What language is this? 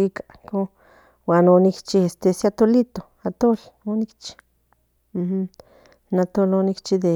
Central Nahuatl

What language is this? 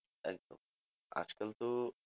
Bangla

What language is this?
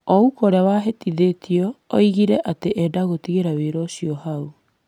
Kikuyu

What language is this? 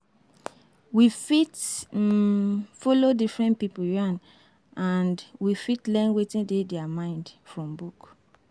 Nigerian Pidgin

